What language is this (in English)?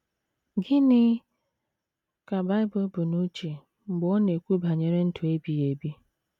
Igbo